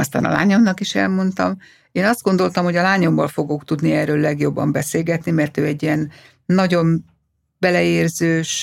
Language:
Hungarian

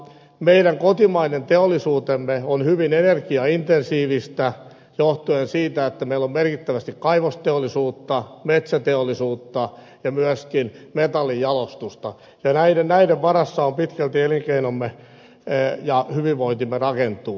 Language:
Finnish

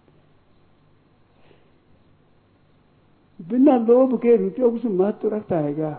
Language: Hindi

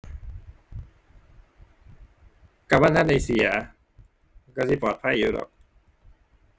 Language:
Thai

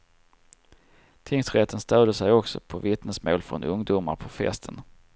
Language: Swedish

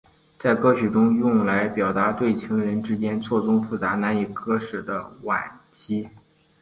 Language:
Chinese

